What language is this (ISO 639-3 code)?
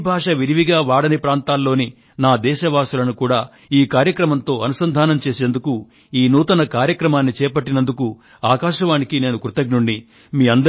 tel